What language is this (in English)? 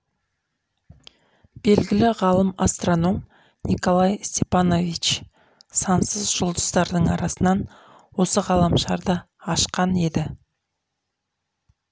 Kazakh